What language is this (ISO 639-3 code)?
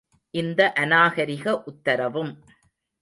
tam